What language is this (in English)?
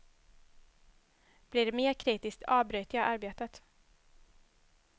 Swedish